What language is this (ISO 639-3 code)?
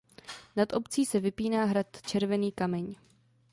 ces